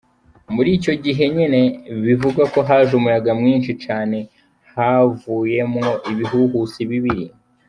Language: Kinyarwanda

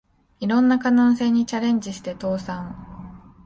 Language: Japanese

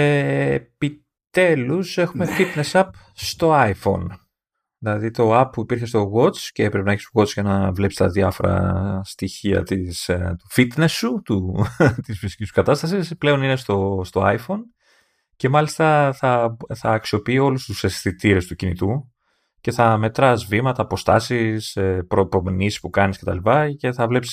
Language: Greek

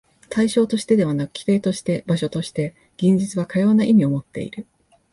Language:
Japanese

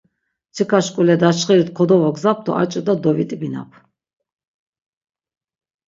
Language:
Laz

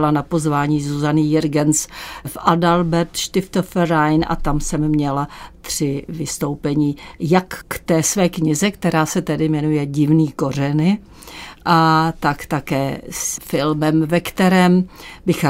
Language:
Czech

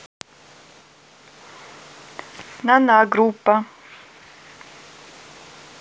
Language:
Russian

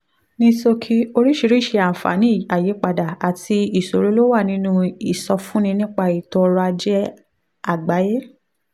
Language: Yoruba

